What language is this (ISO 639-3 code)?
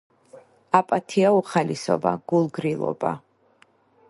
kat